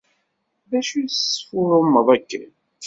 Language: Kabyle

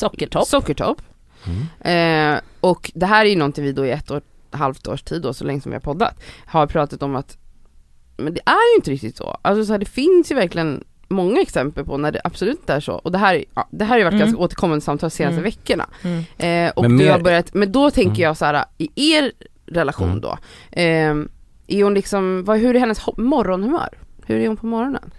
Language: Swedish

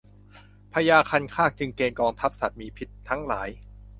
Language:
Thai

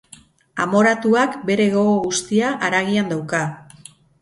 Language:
Basque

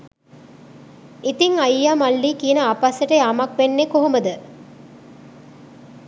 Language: Sinhala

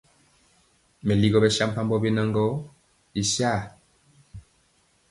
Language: Mpiemo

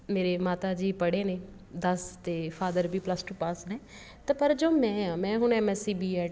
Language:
Punjabi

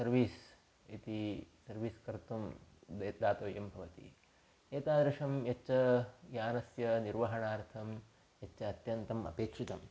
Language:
Sanskrit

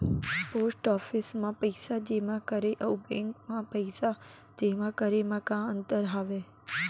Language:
Chhattisgarhi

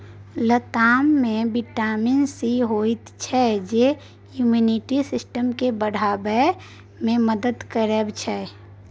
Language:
Maithili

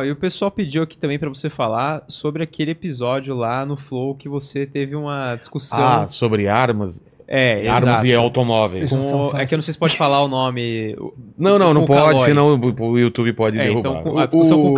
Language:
Portuguese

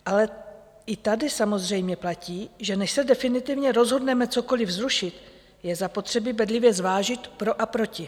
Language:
Czech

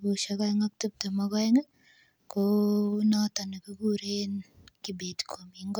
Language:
Kalenjin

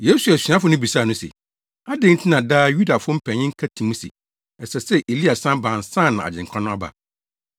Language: Akan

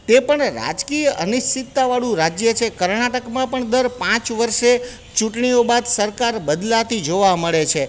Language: Gujarati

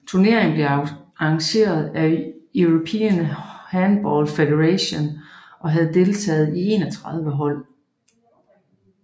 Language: Danish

